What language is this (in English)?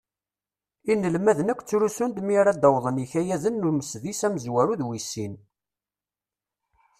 Kabyle